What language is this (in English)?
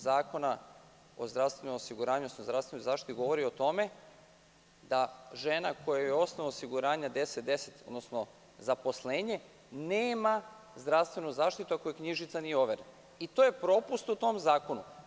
Serbian